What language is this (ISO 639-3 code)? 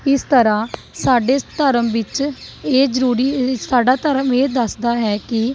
pan